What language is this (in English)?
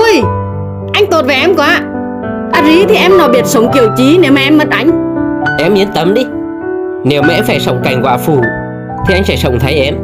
Vietnamese